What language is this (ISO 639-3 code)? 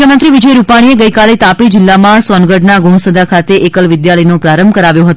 guj